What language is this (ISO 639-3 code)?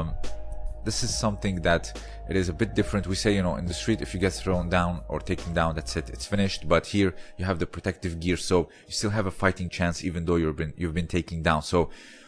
eng